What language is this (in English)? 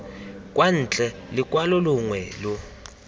Tswana